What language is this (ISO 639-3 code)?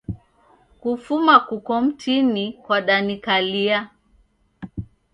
dav